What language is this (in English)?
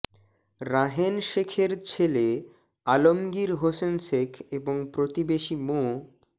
Bangla